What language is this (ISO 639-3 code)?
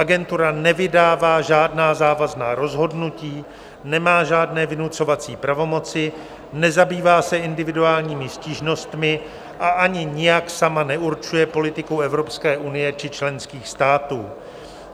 ces